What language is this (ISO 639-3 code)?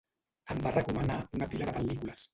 cat